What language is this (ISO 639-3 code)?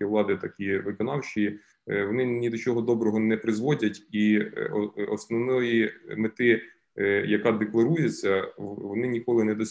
ukr